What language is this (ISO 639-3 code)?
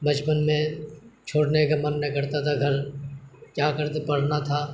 urd